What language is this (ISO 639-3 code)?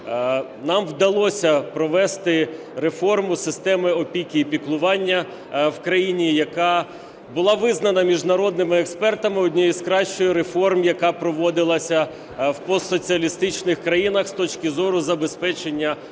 ukr